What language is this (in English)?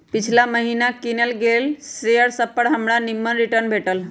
Magahi